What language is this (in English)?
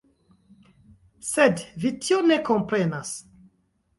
Esperanto